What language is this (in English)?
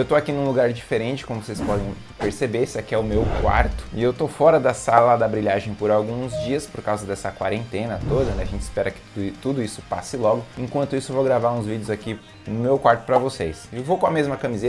Portuguese